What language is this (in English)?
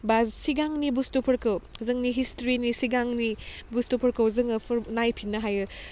Bodo